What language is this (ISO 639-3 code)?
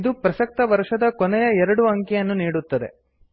kan